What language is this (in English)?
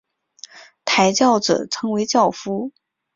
Chinese